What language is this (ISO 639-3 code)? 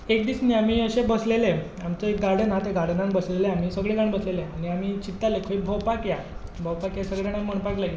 kok